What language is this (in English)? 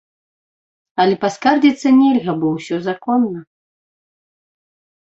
Belarusian